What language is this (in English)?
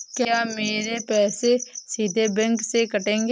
Hindi